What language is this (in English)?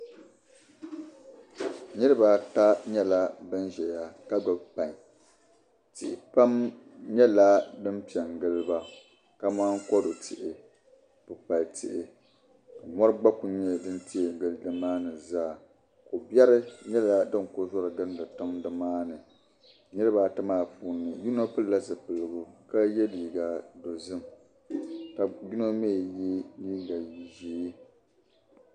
Dagbani